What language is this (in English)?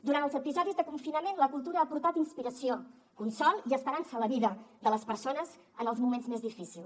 Catalan